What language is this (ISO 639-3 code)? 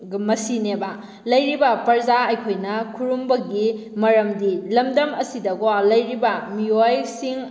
mni